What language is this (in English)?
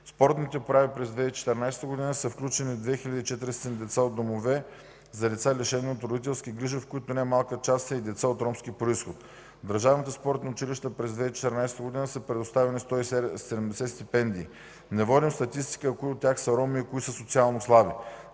Bulgarian